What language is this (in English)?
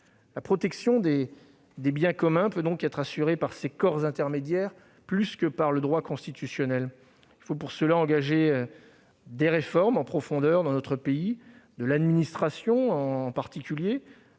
French